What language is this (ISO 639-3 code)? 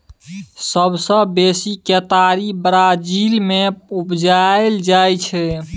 mai